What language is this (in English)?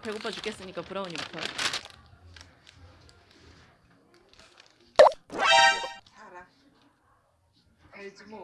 Korean